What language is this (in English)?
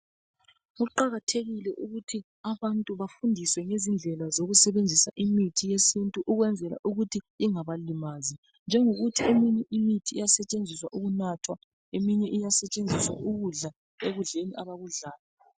North Ndebele